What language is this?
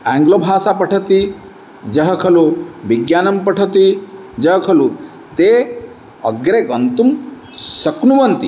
Sanskrit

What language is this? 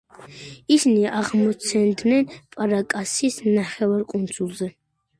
Georgian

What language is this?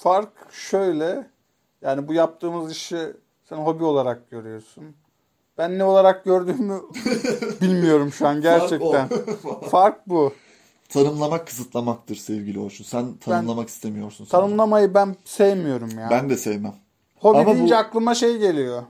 Turkish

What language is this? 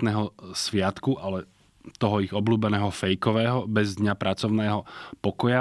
Slovak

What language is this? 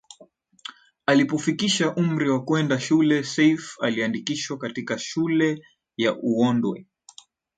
Swahili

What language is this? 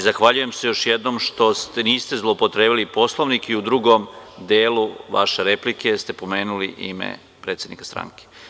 Serbian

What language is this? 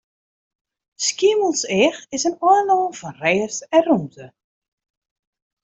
Western Frisian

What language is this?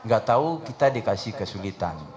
Indonesian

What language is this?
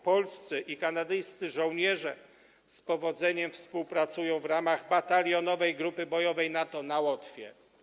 Polish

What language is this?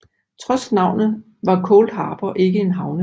Danish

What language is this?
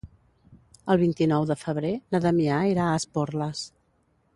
Catalan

